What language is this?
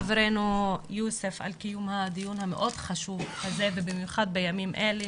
Hebrew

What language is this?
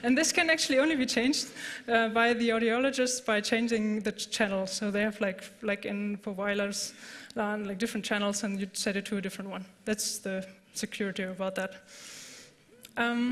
English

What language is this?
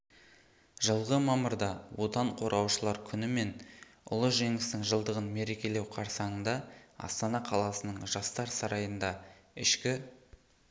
Kazakh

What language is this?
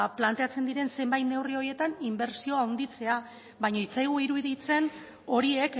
Basque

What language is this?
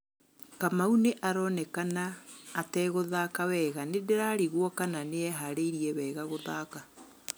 Kikuyu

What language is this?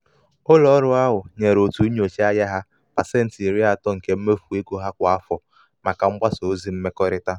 Igbo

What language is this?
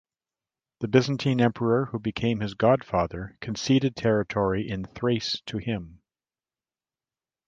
English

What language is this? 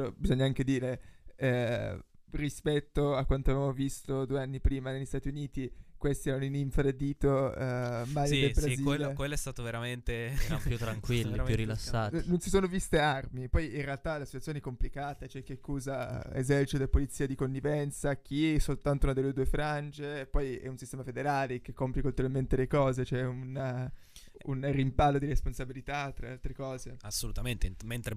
Italian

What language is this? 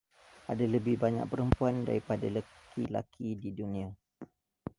Indonesian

